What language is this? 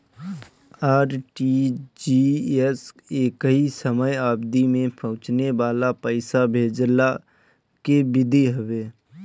Bhojpuri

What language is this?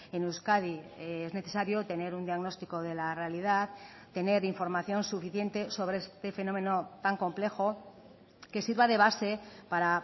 Spanish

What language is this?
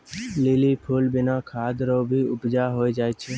Maithili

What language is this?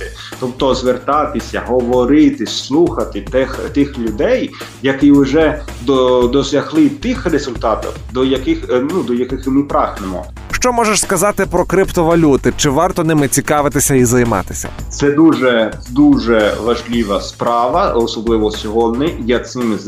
Ukrainian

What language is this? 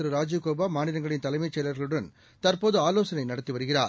Tamil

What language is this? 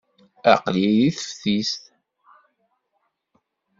Kabyle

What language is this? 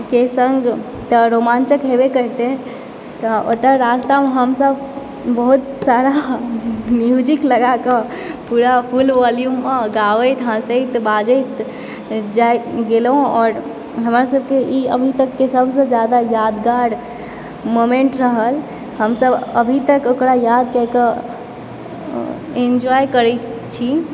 Maithili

